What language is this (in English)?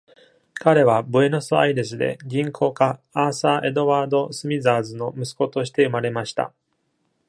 Japanese